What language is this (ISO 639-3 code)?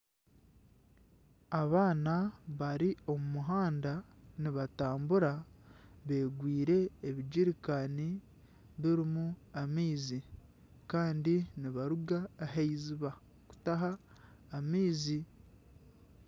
nyn